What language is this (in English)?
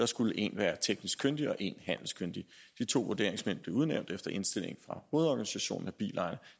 Danish